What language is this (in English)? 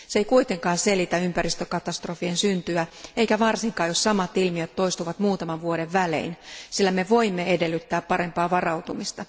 Finnish